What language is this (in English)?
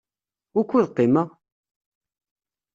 Kabyle